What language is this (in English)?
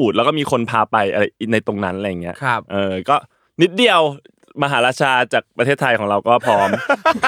Thai